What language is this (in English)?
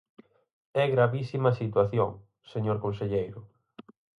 Galician